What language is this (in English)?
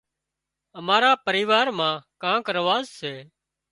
Wadiyara Koli